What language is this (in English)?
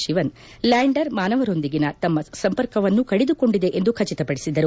Kannada